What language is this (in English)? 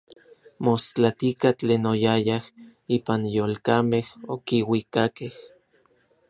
Orizaba Nahuatl